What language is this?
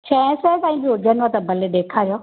Sindhi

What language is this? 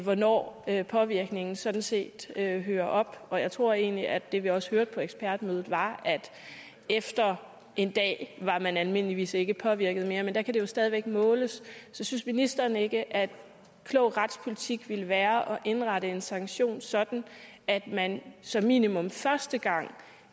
Danish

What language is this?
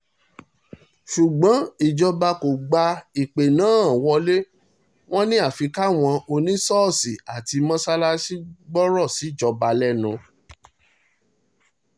Yoruba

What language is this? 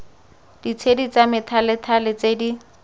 Tswana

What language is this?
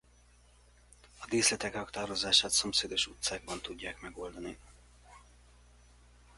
Hungarian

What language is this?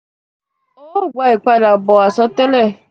Yoruba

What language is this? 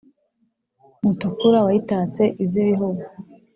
Kinyarwanda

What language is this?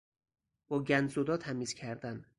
Persian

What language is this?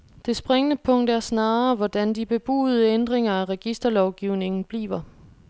Danish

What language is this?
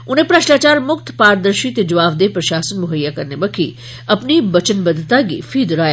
Dogri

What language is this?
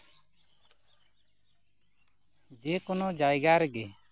Santali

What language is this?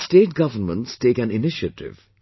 English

